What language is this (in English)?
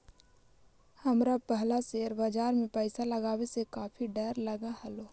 Magahi